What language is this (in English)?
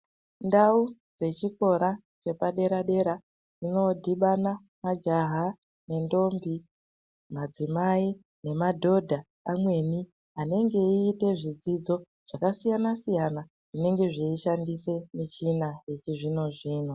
Ndau